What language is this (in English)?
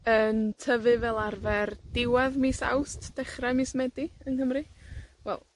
Welsh